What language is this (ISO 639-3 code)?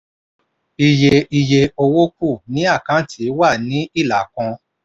yor